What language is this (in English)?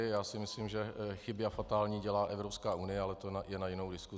Czech